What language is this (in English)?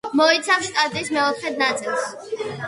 Georgian